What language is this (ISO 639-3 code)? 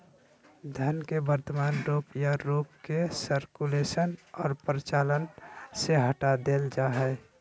mag